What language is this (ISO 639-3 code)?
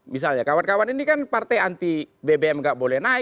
ind